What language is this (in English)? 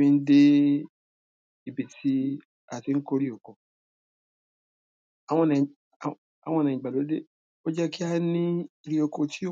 Yoruba